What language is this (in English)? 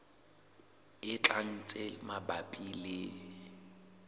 Southern Sotho